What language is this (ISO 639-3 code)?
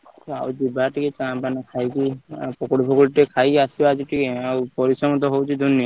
ori